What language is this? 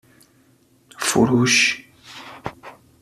Persian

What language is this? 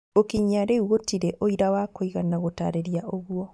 Kikuyu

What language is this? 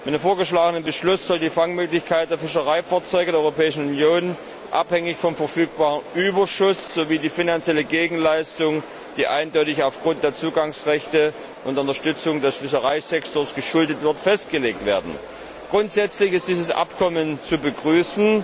German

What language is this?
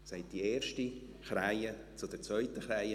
Swiss German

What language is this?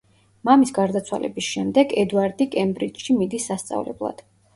Georgian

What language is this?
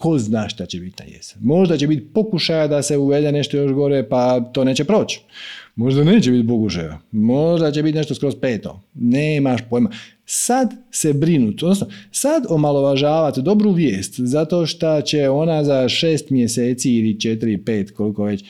Croatian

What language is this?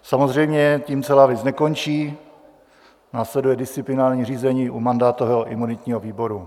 Czech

